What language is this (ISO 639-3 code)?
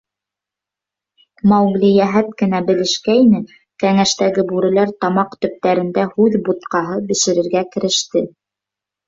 bak